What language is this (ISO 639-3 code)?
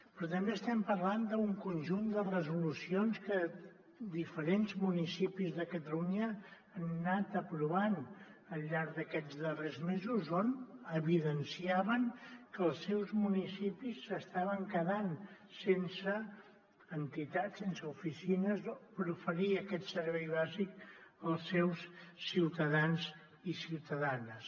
cat